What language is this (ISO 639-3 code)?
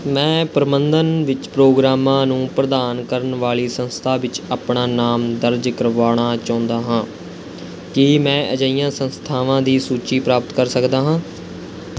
pan